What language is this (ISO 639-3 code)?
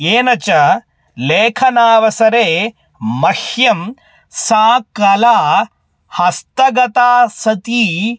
san